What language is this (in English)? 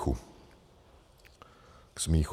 Czech